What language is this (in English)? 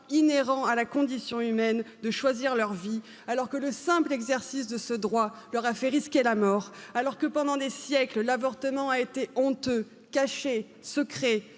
French